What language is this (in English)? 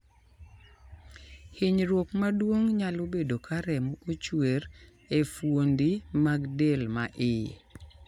Luo (Kenya and Tanzania)